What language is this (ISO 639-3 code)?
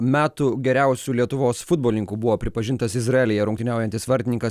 lit